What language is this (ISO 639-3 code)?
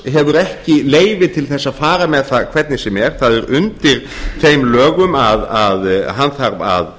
isl